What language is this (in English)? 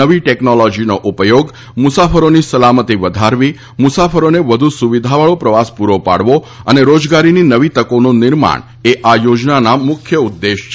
Gujarati